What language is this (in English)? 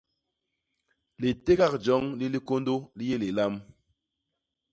Basaa